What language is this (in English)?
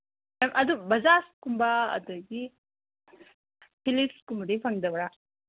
Manipuri